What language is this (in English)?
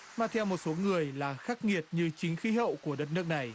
Vietnamese